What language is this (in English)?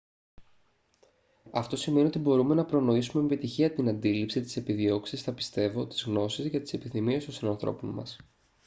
Greek